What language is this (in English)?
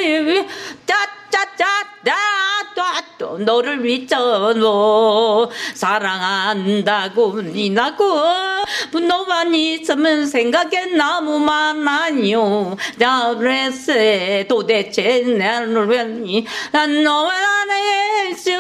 Korean